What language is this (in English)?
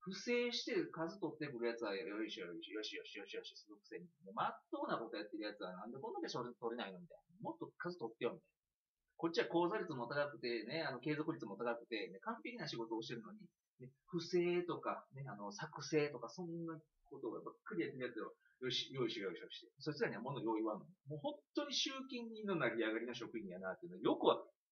Japanese